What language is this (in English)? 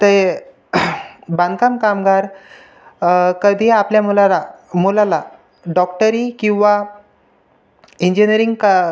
Marathi